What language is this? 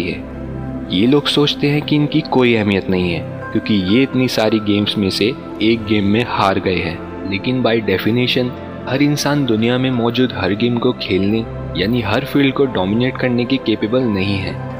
Hindi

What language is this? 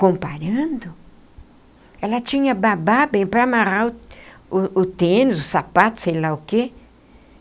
Portuguese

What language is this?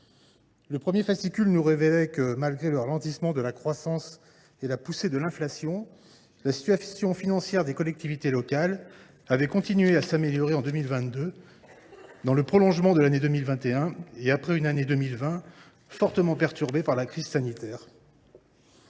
French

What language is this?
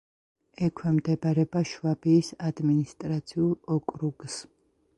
Georgian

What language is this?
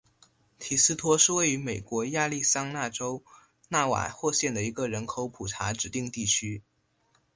Chinese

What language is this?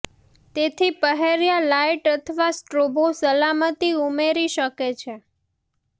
Gujarati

